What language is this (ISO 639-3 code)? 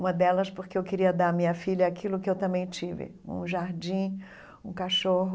por